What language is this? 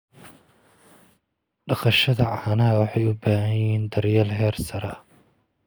Somali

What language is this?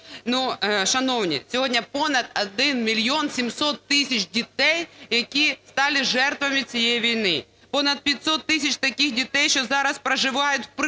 Ukrainian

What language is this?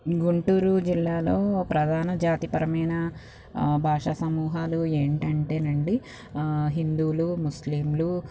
Telugu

